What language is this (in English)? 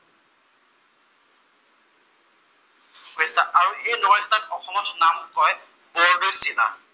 Assamese